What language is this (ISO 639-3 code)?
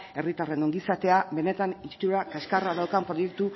eus